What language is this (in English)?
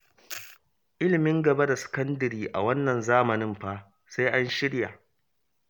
Hausa